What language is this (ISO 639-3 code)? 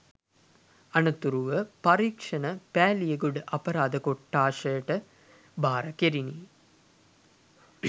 sin